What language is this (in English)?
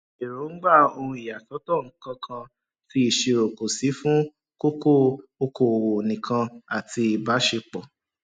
Yoruba